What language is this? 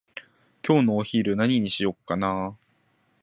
Japanese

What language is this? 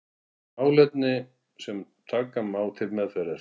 Icelandic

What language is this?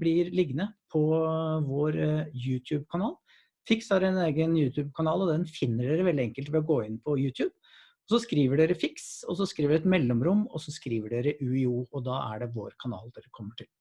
Norwegian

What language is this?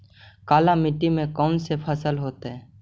Magahi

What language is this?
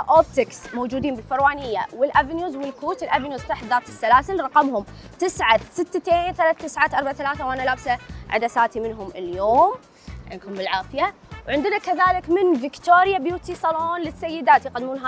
Arabic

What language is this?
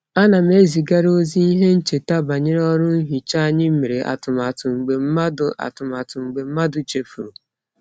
Igbo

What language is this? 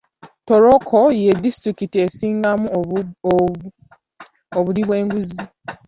Ganda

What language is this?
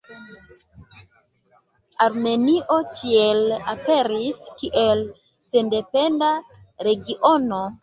Esperanto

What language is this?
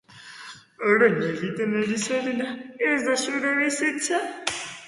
Basque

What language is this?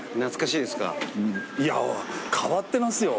Japanese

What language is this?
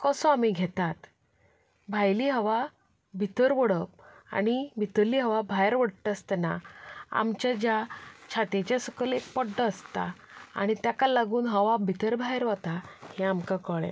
Konkani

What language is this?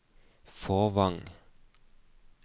Norwegian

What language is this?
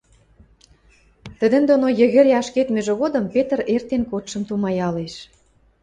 Western Mari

